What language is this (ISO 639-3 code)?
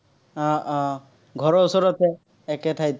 asm